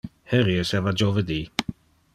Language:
Interlingua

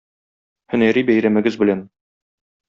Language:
Tatar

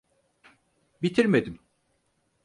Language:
Turkish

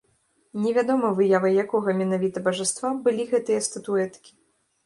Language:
Belarusian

